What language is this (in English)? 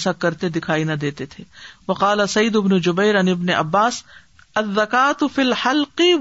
Urdu